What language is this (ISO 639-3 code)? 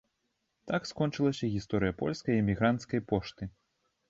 bel